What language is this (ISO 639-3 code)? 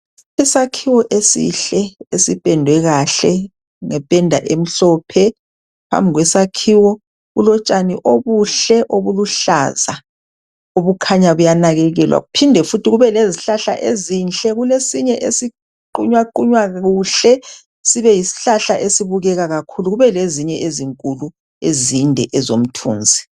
nde